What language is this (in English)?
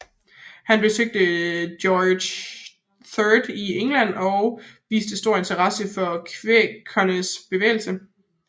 Danish